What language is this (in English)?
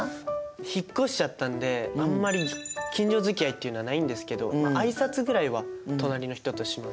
Japanese